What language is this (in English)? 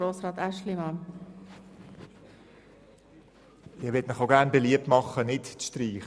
Swiss German